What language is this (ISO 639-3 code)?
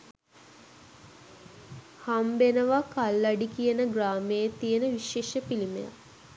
sin